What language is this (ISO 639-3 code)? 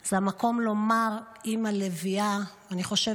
heb